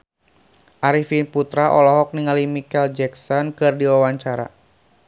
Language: Sundanese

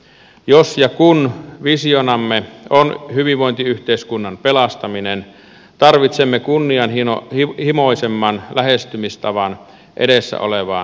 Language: Finnish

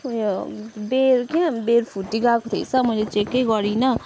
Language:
Nepali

